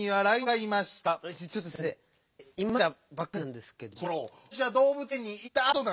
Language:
Japanese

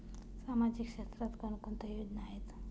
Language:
Marathi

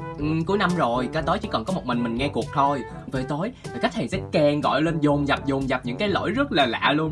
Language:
Vietnamese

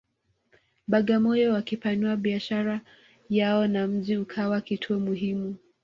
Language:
Swahili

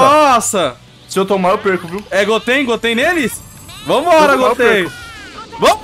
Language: Portuguese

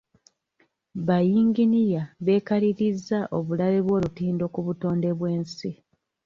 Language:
Ganda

